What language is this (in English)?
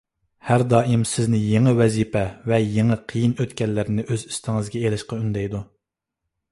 Uyghur